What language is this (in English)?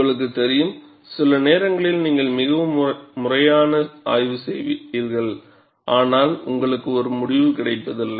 Tamil